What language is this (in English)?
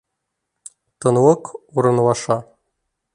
Bashkir